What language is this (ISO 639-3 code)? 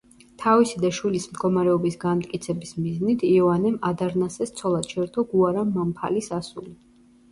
kat